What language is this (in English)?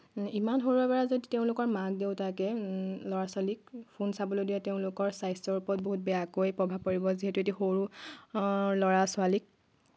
Assamese